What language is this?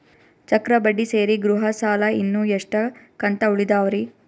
Kannada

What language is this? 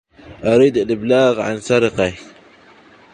Arabic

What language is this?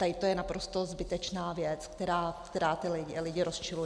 Czech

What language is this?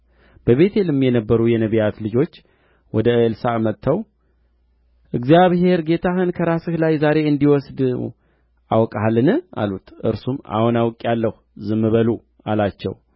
Amharic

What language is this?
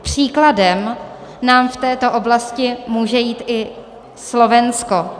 Czech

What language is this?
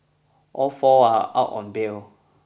English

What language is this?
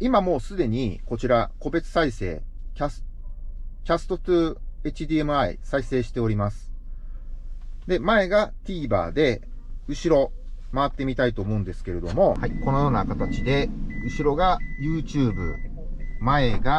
Japanese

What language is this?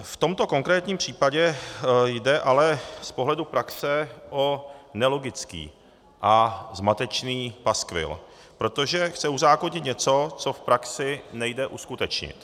Czech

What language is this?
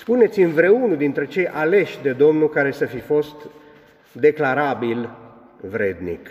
Romanian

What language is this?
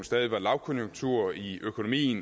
Danish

